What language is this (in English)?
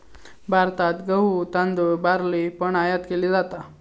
Marathi